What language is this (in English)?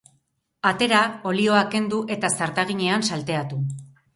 Basque